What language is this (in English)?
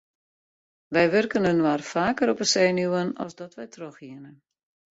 Western Frisian